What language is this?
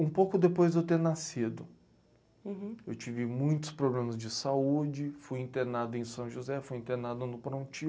Portuguese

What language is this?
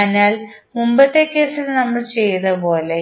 Malayalam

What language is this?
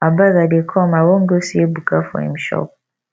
Nigerian Pidgin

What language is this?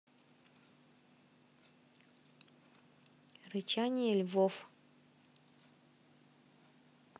Russian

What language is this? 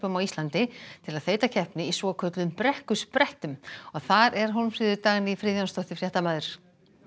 Icelandic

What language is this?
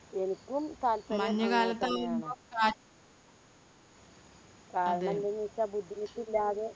Malayalam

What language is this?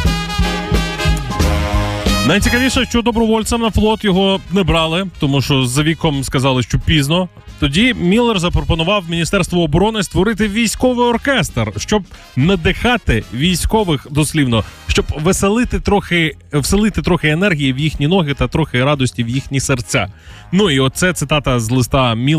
Ukrainian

